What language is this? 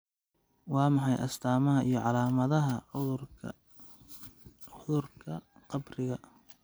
Somali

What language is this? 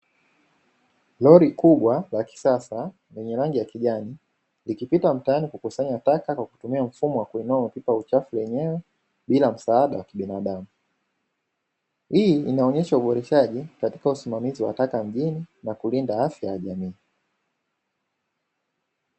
Swahili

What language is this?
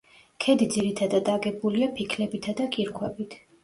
Georgian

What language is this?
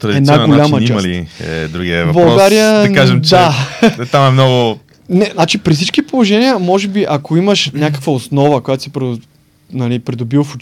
Bulgarian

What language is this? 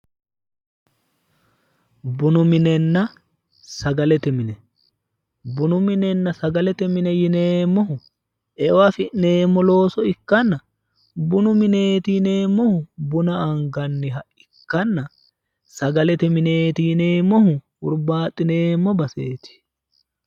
Sidamo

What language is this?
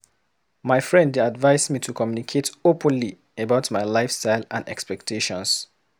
Nigerian Pidgin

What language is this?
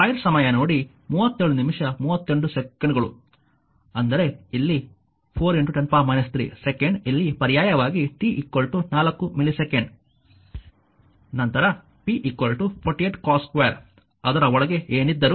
Kannada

